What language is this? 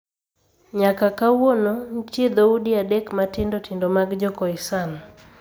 Luo (Kenya and Tanzania)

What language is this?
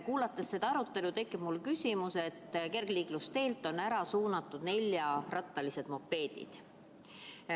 Estonian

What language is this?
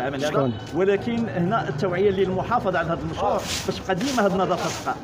Arabic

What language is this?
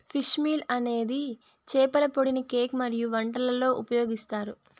Telugu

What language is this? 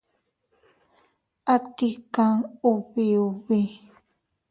Teutila Cuicatec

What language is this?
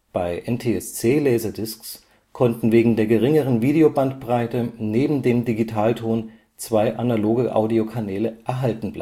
German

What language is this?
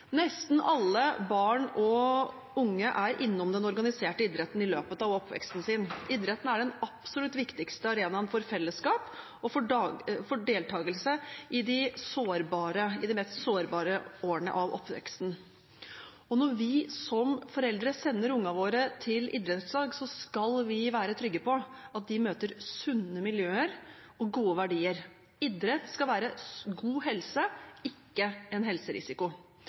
Norwegian Bokmål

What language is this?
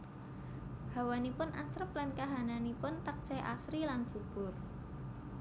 Javanese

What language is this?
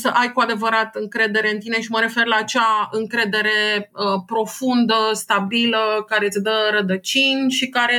Romanian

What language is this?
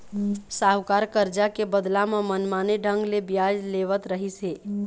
Chhattisgarhi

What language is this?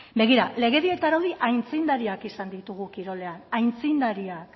Basque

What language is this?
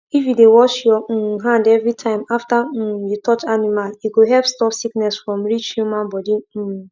Nigerian Pidgin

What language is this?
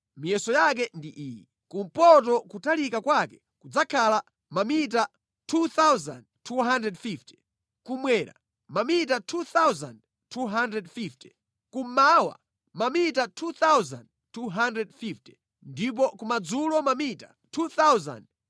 Nyanja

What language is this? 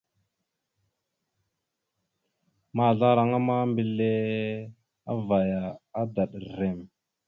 Mada (Cameroon)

